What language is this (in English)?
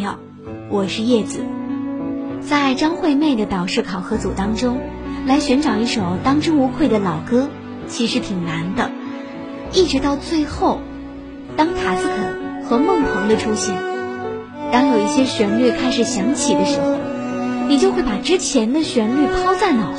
Chinese